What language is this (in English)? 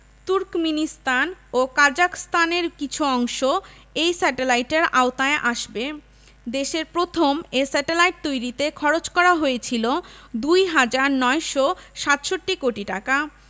Bangla